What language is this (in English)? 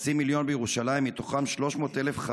Hebrew